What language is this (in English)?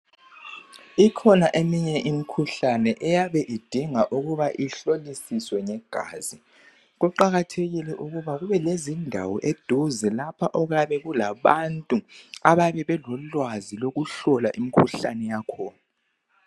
North Ndebele